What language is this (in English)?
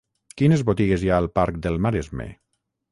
Catalan